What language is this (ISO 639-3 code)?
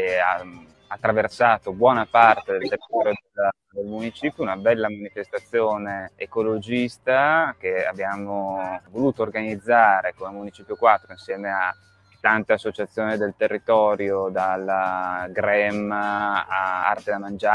ita